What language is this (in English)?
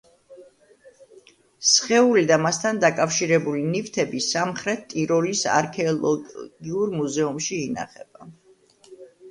Georgian